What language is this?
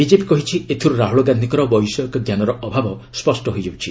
Odia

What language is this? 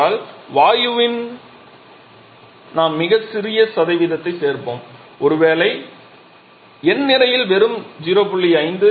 Tamil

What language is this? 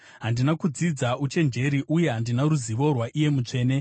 Shona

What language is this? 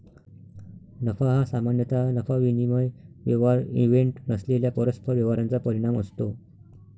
Marathi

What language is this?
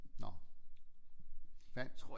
Danish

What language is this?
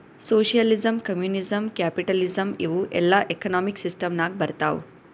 Kannada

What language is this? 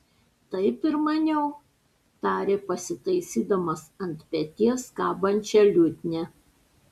Lithuanian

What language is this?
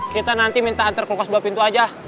Indonesian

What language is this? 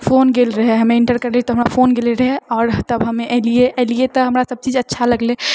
Maithili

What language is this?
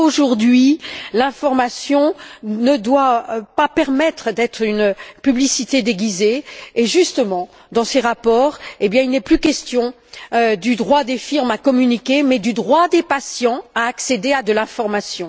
French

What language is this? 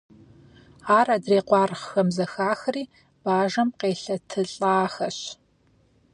Kabardian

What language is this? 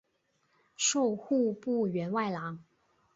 Chinese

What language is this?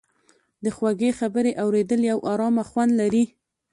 Pashto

